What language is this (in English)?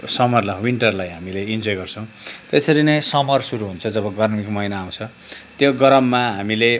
Nepali